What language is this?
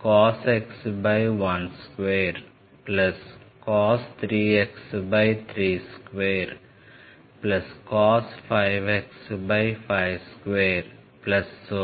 Telugu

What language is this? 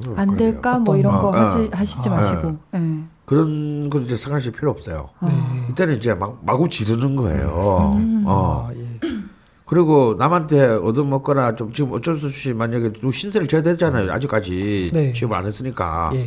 Korean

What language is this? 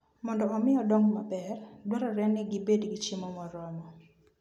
Luo (Kenya and Tanzania)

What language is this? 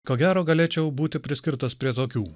Lithuanian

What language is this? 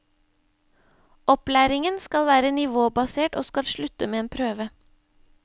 Norwegian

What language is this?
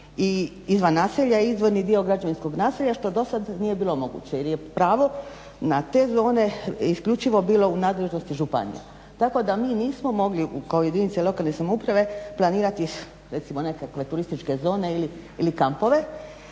Croatian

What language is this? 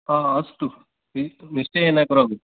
Sanskrit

